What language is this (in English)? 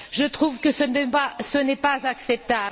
French